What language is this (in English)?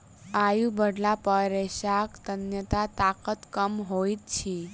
Maithili